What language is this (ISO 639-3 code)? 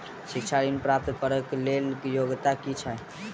mai